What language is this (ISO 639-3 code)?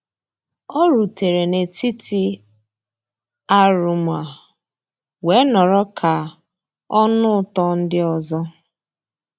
ibo